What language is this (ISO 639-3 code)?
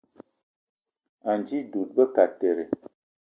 eto